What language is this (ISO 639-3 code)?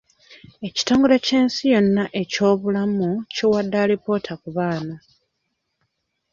lug